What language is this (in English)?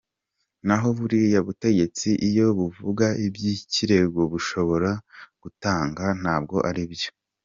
Kinyarwanda